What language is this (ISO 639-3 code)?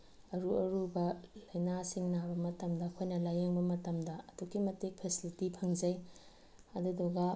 mni